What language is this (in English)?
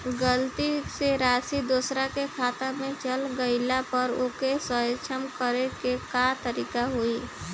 Bhojpuri